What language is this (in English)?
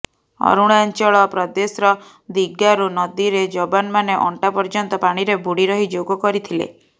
Odia